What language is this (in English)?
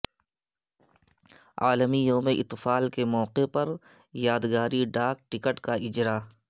Urdu